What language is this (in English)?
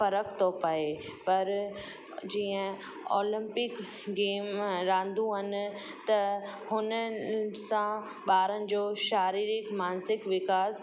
Sindhi